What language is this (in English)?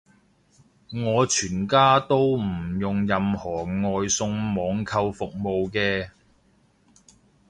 Cantonese